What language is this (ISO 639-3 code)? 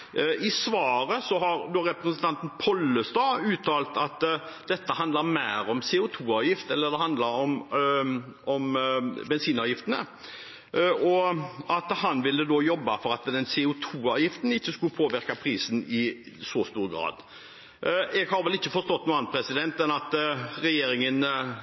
nob